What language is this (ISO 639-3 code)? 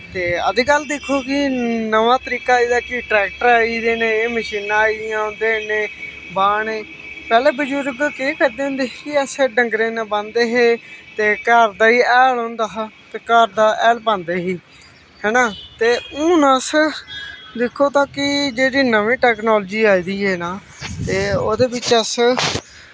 doi